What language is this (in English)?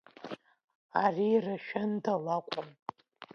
Abkhazian